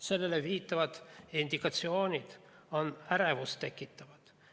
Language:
Estonian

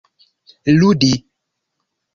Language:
Esperanto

